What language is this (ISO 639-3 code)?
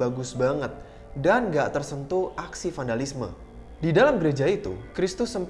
ind